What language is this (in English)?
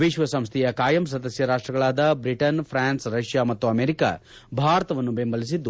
Kannada